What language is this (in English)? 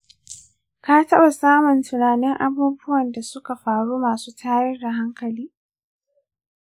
Hausa